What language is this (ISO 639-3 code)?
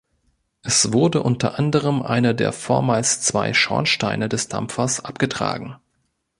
deu